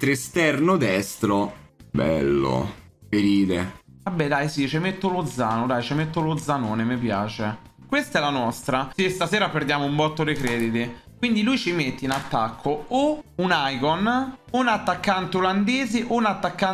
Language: Italian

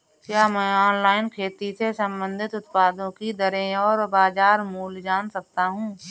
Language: Hindi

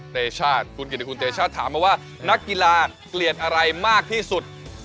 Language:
Thai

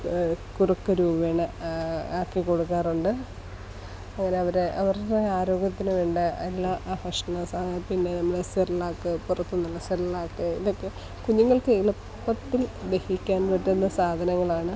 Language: Malayalam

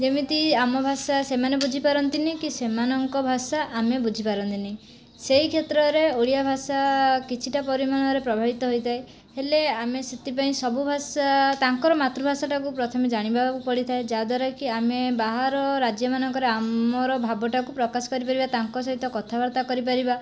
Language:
Odia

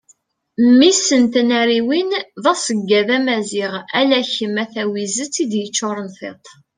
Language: Kabyle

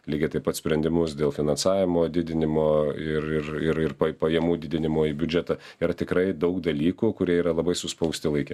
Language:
Lithuanian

